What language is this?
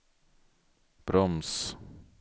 Swedish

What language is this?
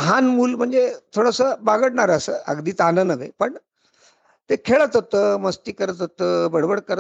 Marathi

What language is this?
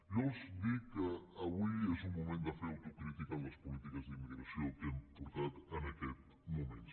Catalan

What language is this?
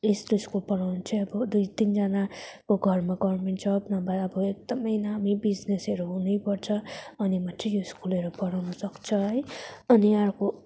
Nepali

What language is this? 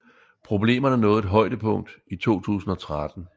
Danish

